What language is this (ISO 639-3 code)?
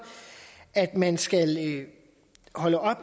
dan